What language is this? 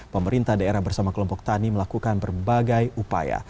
Indonesian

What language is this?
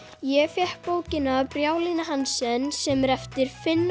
Icelandic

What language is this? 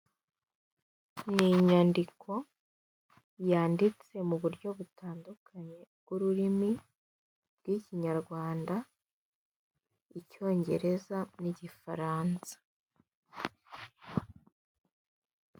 Kinyarwanda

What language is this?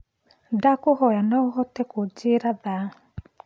Kikuyu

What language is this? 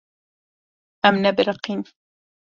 Kurdish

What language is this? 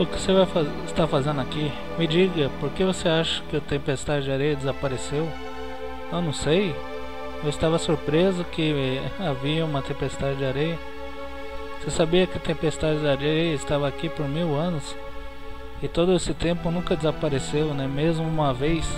Portuguese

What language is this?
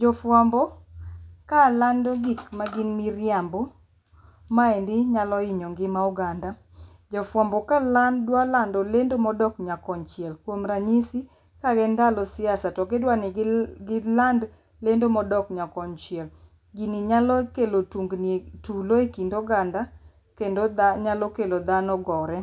Luo (Kenya and Tanzania)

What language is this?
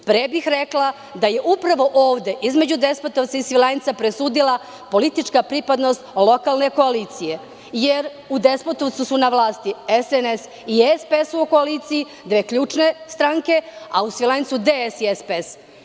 Serbian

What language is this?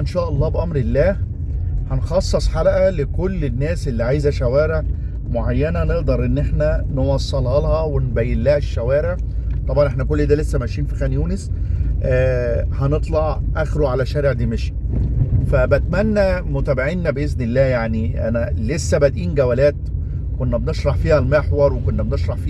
Arabic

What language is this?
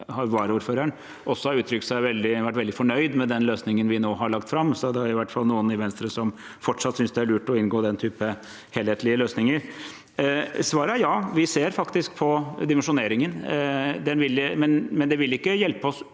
Norwegian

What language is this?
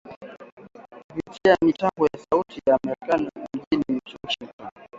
Swahili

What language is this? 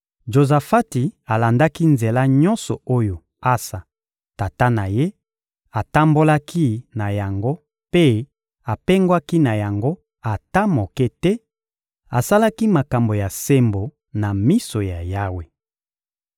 Lingala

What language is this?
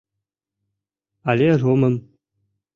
Mari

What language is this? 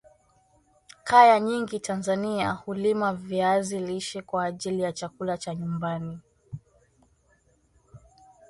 Swahili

